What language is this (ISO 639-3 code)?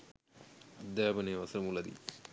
sin